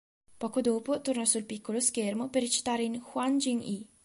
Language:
Italian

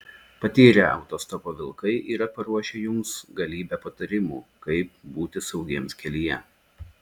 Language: Lithuanian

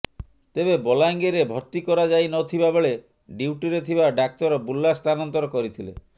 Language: Odia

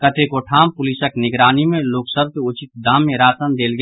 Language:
Maithili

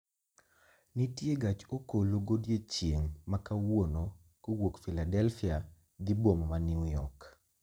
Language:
Luo (Kenya and Tanzania)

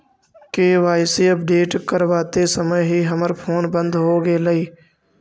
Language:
Magahi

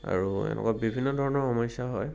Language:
Assamese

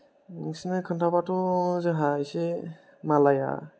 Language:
Bodo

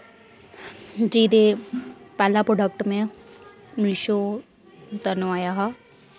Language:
Dogri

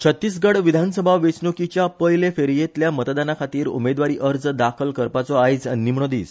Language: Konkani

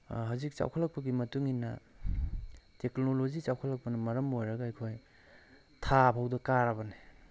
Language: Manipuri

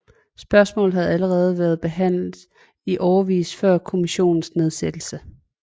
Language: Danish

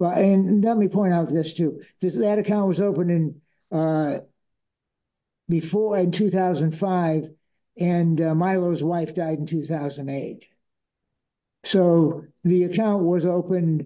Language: English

